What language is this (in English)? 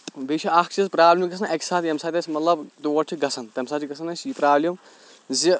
Kashmiri